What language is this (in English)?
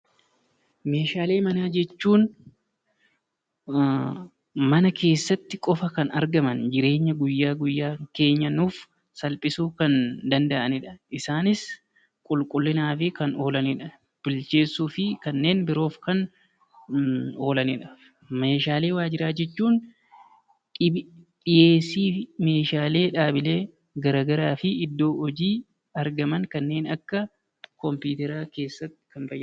Oromo